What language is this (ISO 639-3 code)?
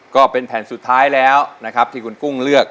tha